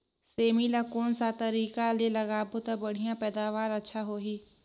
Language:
Chhattisgarhi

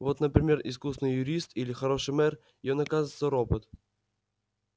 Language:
Russian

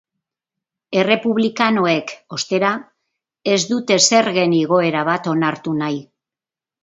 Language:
Basque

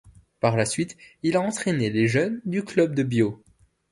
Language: French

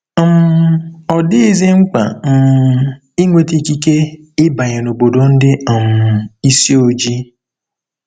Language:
Igbo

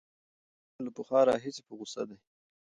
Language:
Pashto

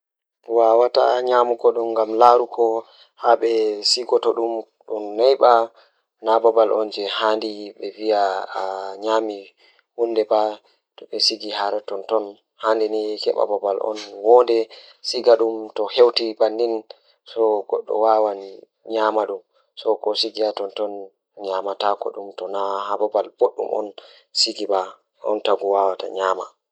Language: Fula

